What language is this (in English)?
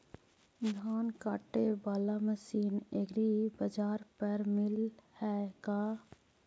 Magahi